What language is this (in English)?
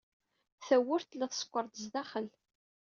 Kabyle